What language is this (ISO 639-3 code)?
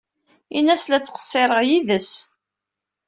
kab